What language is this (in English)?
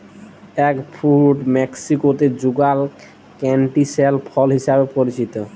Bangla